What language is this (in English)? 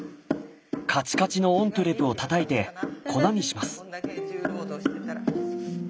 Japanese